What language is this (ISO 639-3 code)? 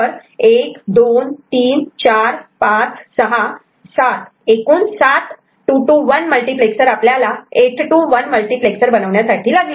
mar